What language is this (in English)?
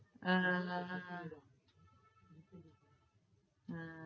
Gujarati